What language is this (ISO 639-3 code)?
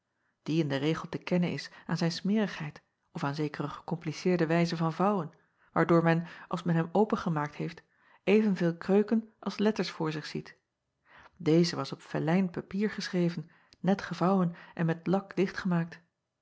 nld